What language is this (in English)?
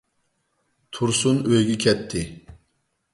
Uyghur